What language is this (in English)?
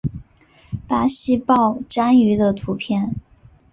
Chinese